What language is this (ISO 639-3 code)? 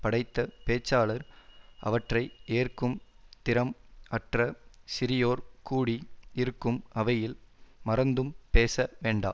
tam